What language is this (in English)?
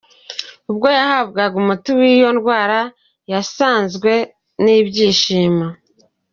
Kinyarwanda